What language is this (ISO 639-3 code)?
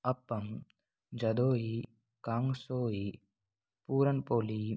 hin